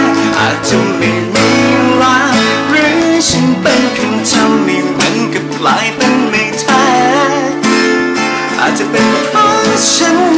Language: Thai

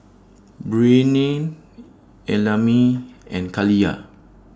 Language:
English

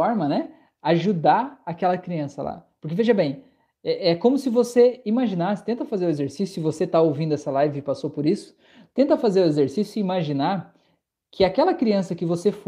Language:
Portuguese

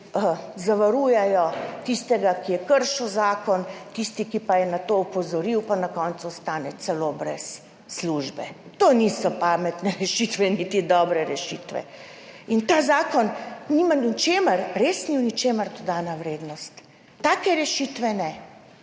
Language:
Slovenian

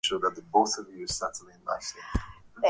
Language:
Swahili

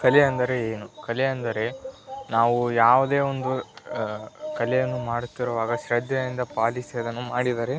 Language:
Kannada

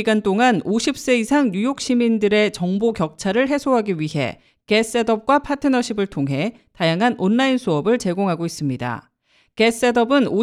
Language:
Korean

